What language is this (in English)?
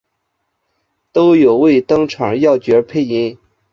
Chinese